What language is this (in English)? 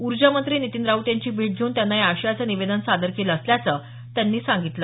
Marathi